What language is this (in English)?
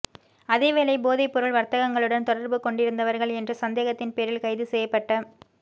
Tamil